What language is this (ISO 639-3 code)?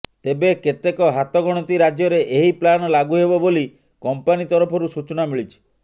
ori